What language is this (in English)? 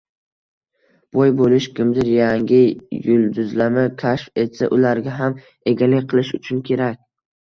Uzbek